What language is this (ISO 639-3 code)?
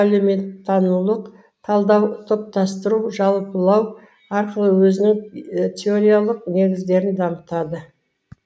kaz